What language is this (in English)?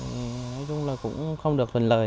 Vietnamese